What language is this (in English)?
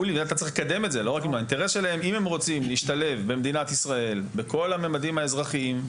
Hebrew